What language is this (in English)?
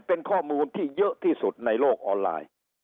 Thai